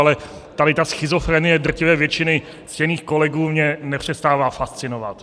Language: Czech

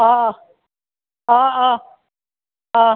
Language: Assamese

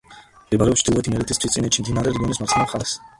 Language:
Georgian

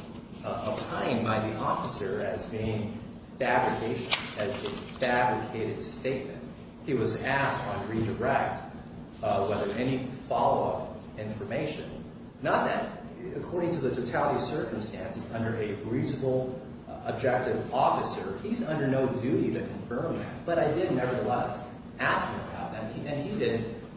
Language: English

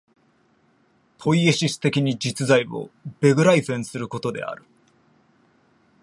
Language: Japanese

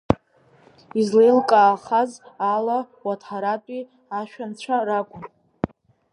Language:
Abkhazian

